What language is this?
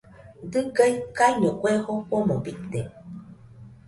Nüpode Huitoto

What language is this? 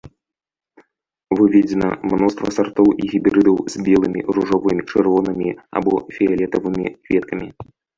Belarusian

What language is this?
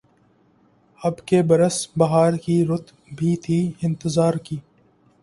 Urdu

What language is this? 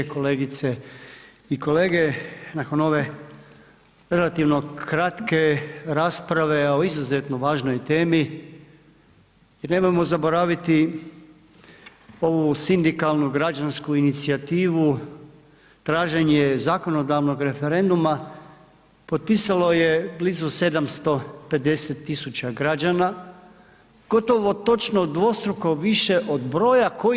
Croatian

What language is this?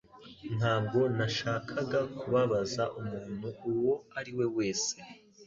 Kinyarwanda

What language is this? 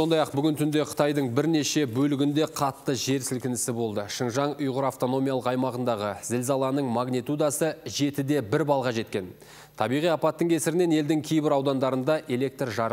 Turkish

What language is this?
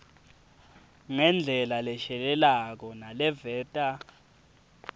Swati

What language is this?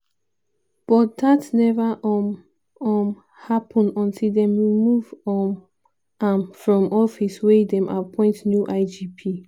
Nigerian Pidgin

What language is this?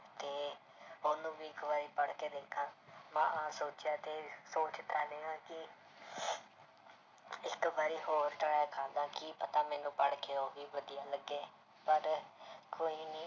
Punjabi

